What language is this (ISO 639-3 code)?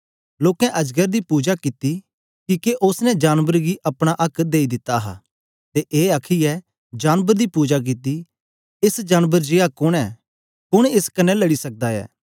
doi